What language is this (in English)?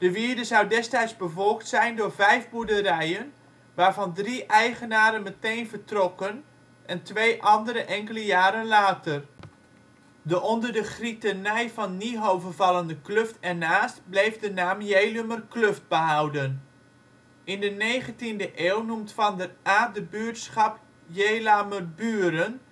Dutch